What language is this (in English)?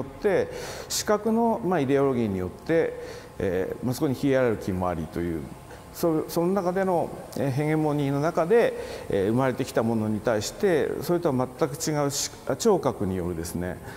Japanese